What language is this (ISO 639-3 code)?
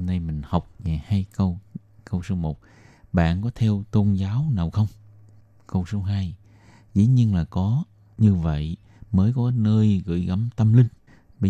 vie